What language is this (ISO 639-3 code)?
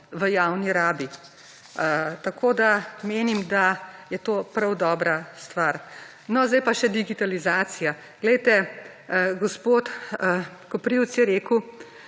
slv